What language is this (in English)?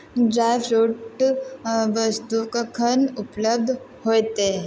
Maithili